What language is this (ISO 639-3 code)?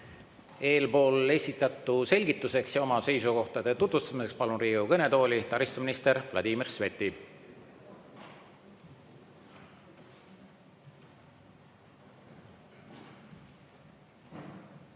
est